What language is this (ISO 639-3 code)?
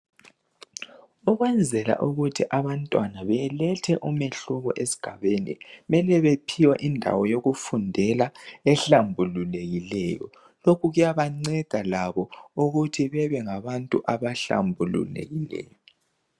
nde